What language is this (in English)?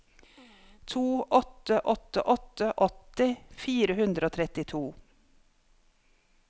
Norwegian